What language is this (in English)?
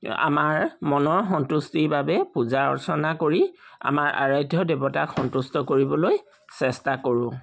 Assamese